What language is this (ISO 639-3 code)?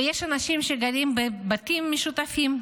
heb